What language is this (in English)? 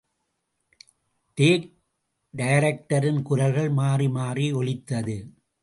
Tamil